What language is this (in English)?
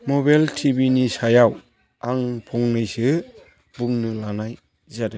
Bodo